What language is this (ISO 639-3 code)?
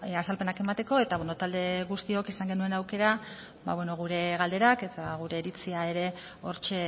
eus